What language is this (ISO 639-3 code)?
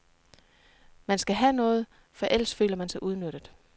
dan